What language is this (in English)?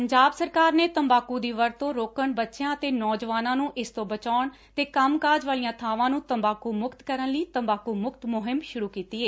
Punjabi